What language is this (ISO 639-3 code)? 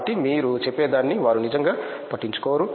tel